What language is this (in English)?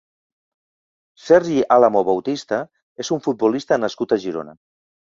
Catalan